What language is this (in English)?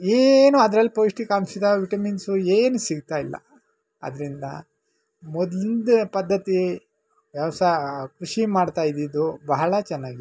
Kannada